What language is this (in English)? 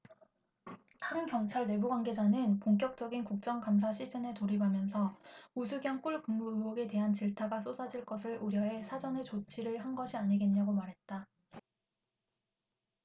Korean